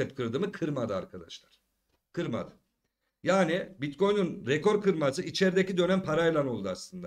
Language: Turkish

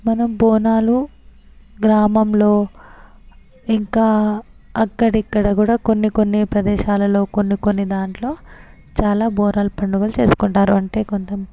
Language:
Telugu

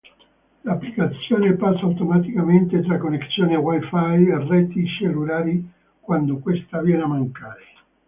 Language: Italian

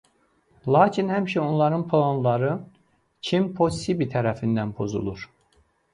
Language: Azerbaijani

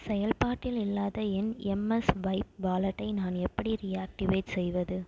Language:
Tamil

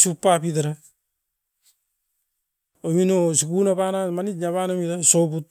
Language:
Askopan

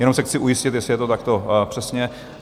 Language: Czech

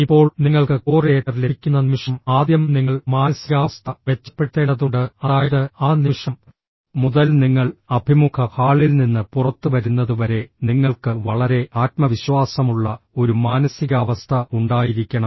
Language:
Malayalam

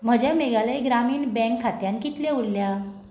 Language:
Konkani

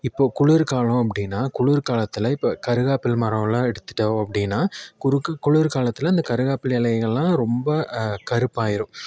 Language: Tamil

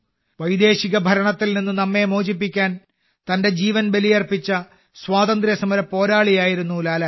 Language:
Malayalam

